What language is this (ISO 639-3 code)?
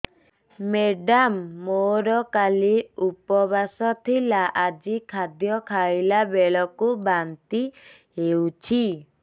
ori